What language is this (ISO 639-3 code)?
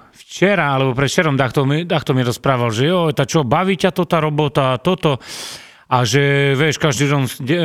slk